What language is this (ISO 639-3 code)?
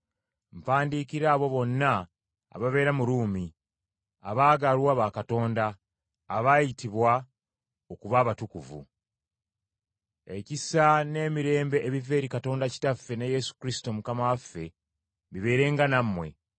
lug